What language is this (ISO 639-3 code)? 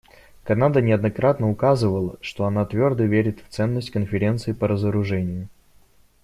rus